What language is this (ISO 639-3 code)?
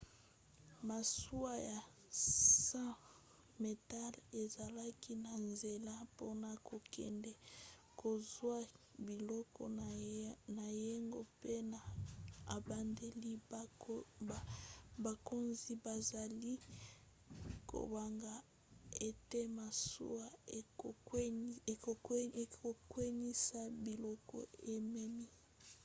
lin